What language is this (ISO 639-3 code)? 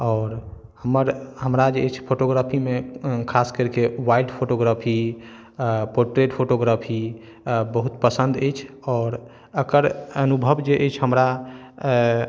mai